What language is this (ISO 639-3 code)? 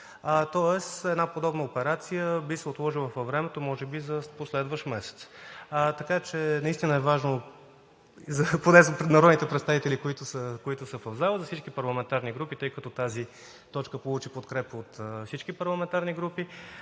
bul